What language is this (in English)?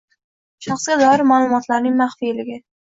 Uzbek